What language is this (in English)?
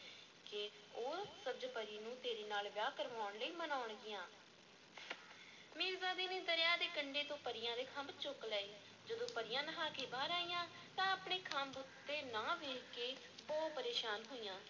Punjabi